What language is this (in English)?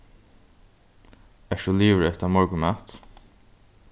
Faroese